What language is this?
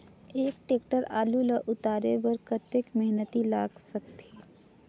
Chhattisgarhi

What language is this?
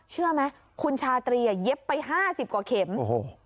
Thai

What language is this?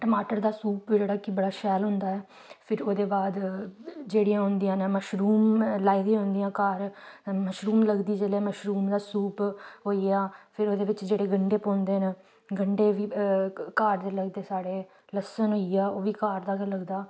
Dogri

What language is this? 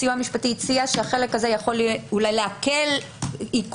Hebrew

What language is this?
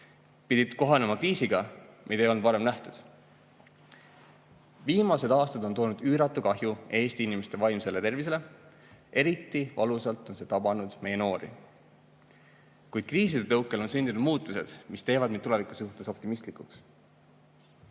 Estonian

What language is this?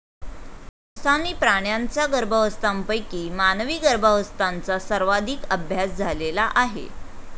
Marathi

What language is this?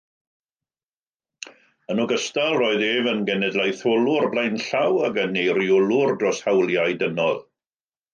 Welsh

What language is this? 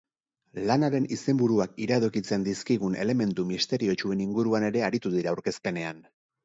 Basque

